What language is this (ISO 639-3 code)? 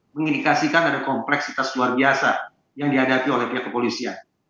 ind